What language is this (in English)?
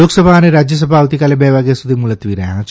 Gujarati